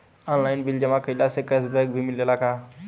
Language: Bhojpuri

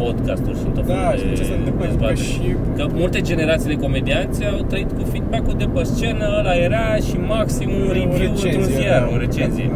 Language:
Romanian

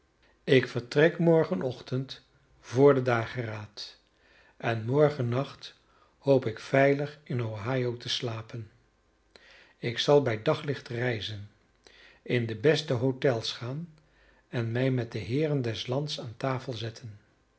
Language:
Dutch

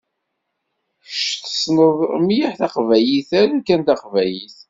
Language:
Kabyle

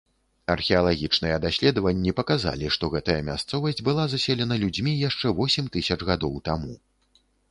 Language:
Belarusian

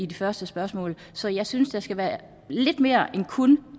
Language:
Danish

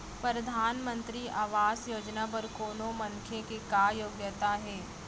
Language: Chhattisgarhi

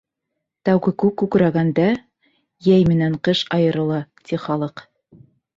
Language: Bashkir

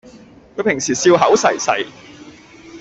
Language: Cantonese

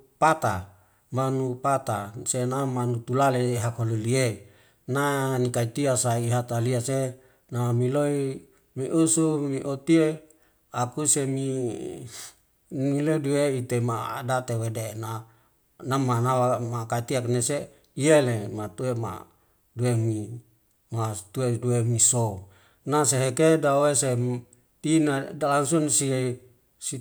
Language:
Wemale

